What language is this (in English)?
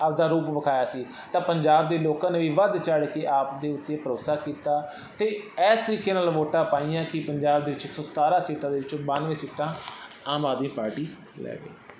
Punjabi